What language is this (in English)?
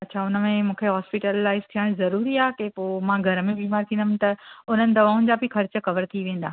Sindhi